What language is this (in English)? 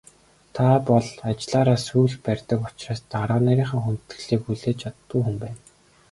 Mongolian